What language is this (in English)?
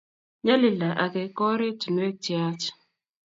Kalenjin